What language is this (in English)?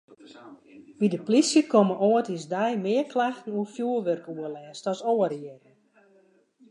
Western Frisian